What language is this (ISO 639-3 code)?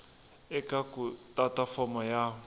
tso